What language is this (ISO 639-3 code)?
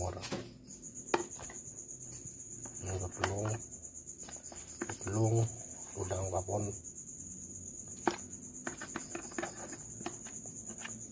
ind